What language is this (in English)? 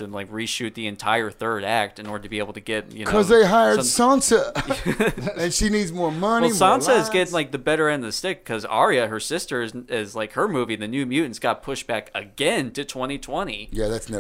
English